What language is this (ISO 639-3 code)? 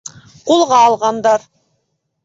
bak